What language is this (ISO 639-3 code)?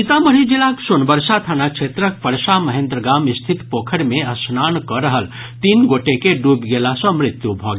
mai